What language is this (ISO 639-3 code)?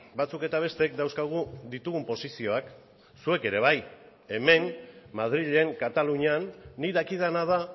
eus